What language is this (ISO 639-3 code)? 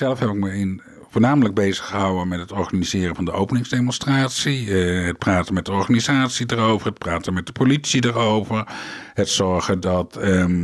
nld